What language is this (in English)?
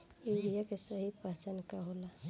Bhojpuri